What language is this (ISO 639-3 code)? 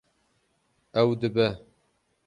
kur